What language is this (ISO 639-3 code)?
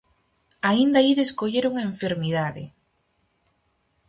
glg